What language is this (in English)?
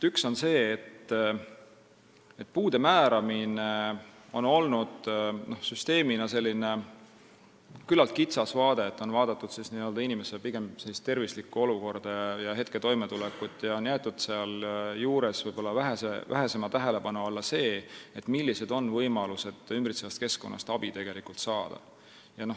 Estonian